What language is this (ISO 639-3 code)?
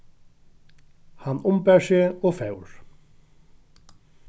fao